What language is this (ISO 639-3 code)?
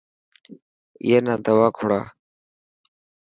mki